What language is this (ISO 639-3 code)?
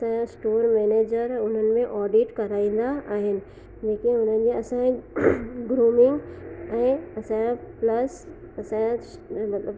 snd